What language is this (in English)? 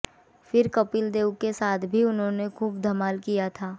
Hindi